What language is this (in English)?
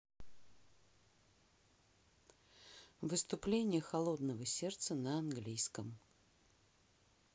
Russian